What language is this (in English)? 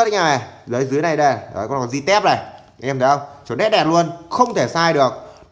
Vietnamese